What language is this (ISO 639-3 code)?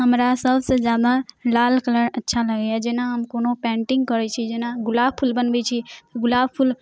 mai